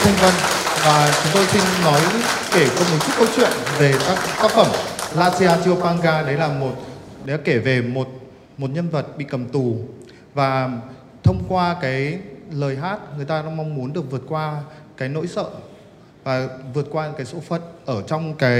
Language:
Vietnamese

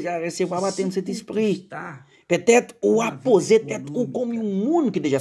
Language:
Portuguese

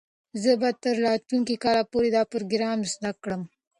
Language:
Pashto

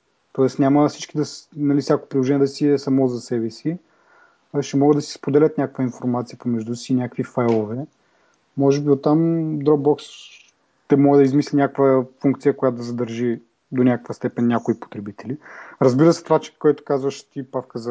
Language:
Bulgarian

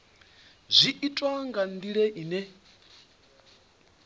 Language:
Venda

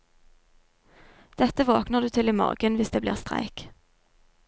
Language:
Norwegian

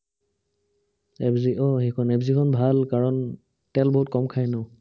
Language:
Assamese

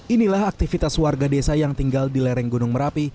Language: Indonesian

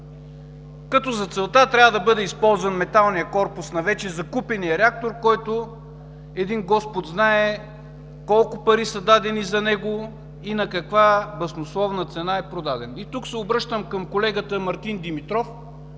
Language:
Bulgarian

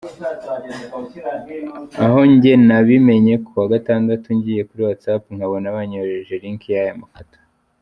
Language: Kinyarwanda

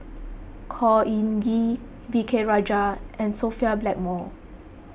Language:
English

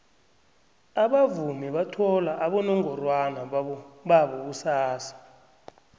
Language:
South Ndebele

